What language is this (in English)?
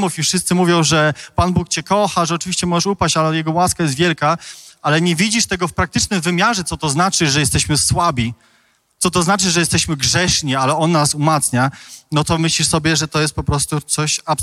Polish